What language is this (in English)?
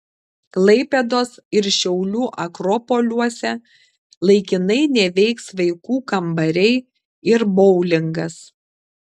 Lithuanian